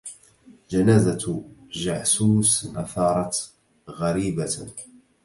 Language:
Arabic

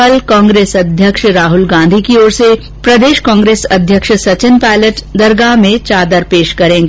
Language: Hindi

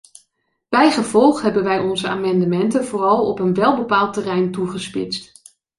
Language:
Dutch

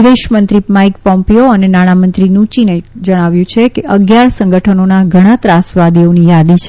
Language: Gujarati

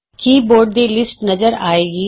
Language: Punjabi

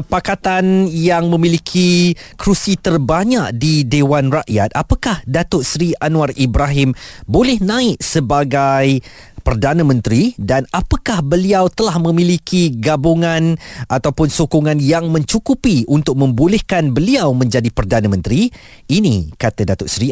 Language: Malay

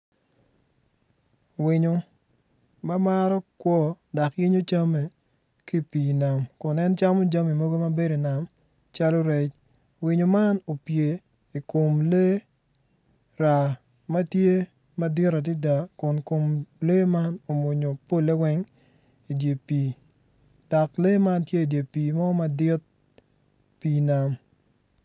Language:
Acoli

